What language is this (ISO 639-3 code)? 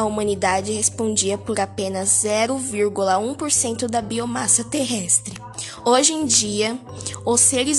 por